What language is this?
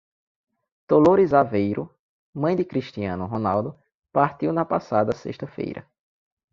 Portuguese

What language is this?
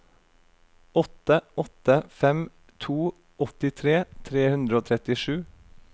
Norwegian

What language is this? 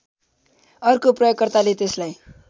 Nepali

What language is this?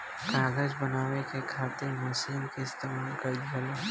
Bhojpuri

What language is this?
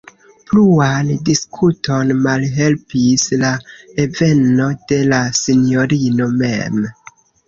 Esperanto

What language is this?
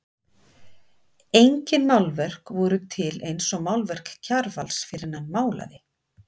Icelandic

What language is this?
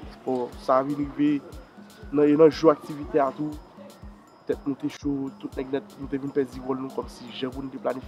French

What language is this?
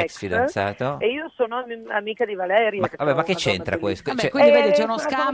Italian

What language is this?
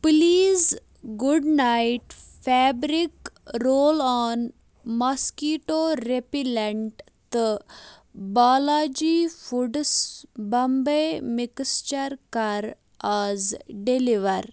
Kashmiri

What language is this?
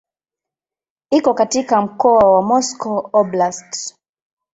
Swahili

